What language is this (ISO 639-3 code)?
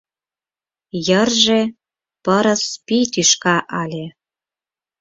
chm